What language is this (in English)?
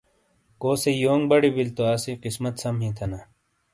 Shina